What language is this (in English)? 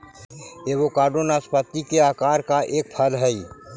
Magahi